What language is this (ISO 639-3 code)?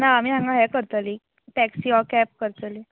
kok